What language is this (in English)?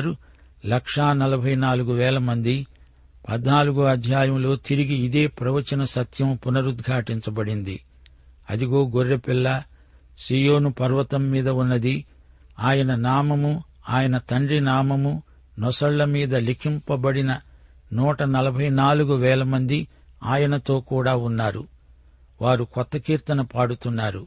Telugu